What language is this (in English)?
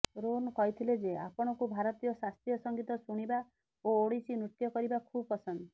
Odia